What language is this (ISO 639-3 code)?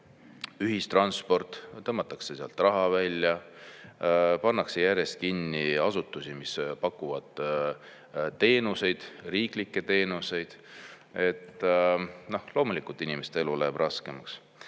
est